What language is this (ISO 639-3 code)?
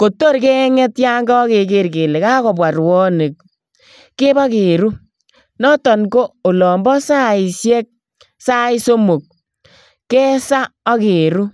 kln